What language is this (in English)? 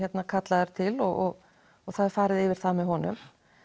Icelandic